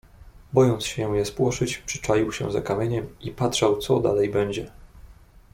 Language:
Polish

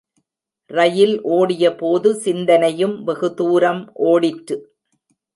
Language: Tamil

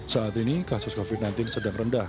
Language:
Indonesian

